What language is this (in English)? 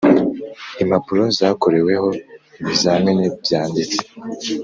Kinyarwanda